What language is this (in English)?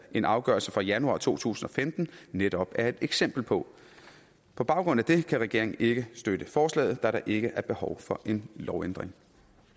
Danish